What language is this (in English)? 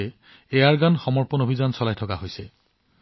Assamese